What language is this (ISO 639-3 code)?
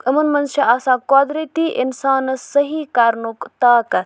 kas